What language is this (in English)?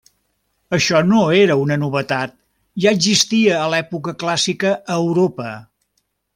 Catalan